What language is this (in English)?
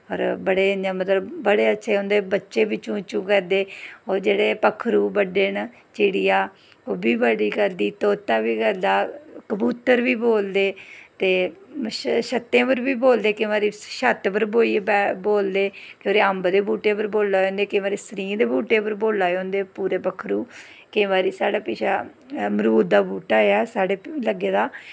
Dogri